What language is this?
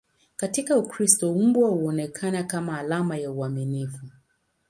Swahili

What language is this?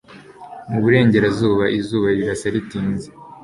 Kinyarwanda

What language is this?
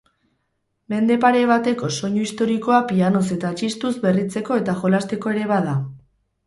Basque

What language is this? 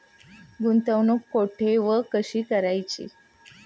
Marathi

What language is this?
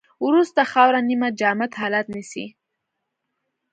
Pashto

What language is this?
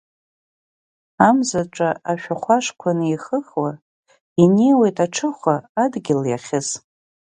Abkhazian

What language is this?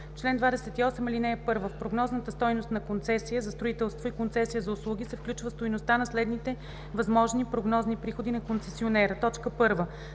Bulgarian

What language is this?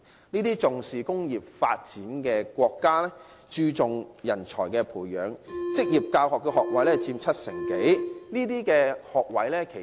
Cantonese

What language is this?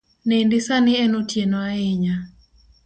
Luo (Kenya and Tanzania)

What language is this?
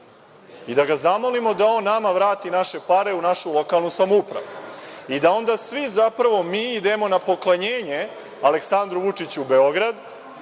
Serbian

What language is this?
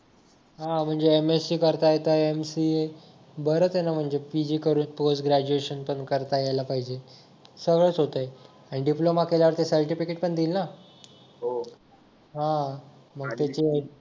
Marathi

